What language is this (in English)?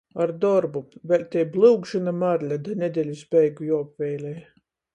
Latgalian